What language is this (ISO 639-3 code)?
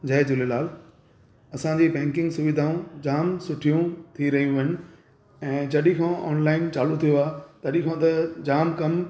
snd